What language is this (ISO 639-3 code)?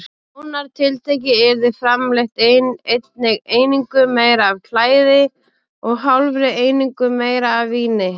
isl